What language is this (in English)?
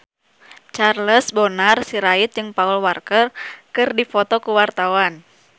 Sundanese